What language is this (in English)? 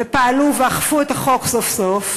Hebrew